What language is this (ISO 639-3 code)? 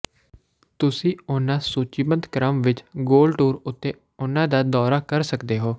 pan